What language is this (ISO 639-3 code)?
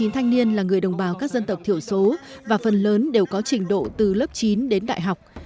vie